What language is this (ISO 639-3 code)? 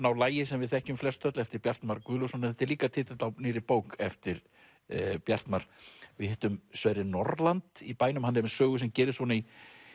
isl